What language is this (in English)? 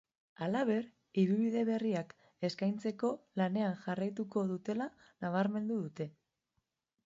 Basque